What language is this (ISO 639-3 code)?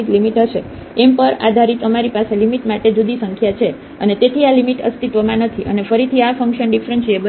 guj